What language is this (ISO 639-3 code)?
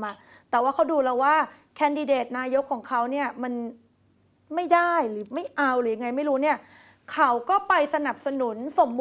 tha